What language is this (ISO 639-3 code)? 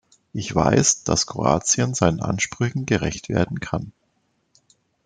deu